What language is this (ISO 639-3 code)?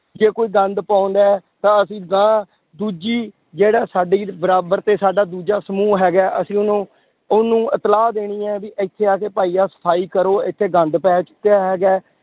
pan